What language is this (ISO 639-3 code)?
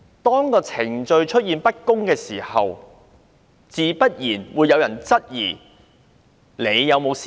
yue